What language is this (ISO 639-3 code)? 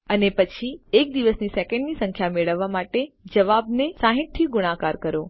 guj